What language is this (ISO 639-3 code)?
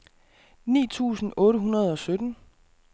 dan